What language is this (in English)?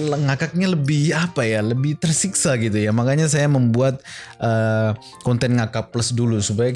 Indonesian